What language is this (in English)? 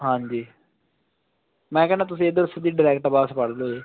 Punjabi